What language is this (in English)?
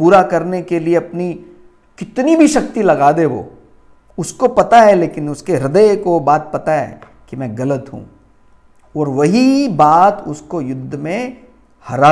Hindi